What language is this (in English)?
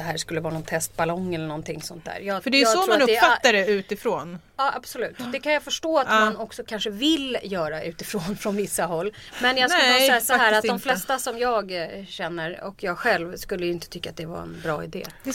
Swedish